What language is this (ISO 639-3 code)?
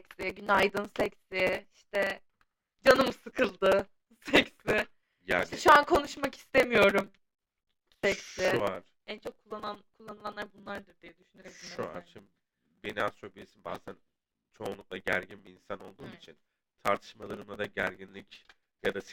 tur